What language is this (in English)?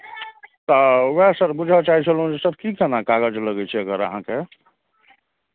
Maithili